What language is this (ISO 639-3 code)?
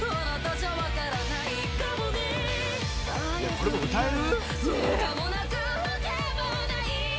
jpn